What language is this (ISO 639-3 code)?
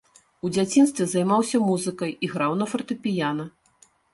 bel